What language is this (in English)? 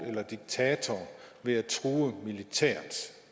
Danish